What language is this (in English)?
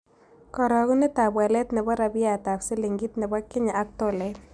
Kalenjin